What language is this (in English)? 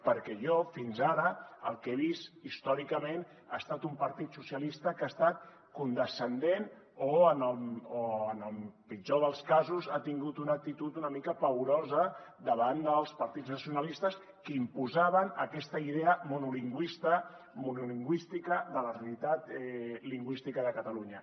Catalan